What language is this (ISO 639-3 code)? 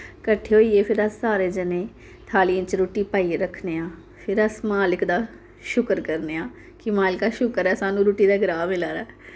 doi